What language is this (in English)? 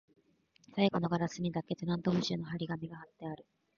Japanese